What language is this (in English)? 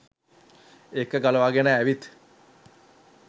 Sinhala